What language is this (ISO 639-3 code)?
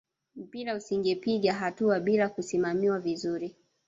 swa